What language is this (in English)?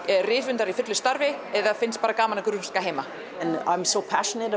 Icelandic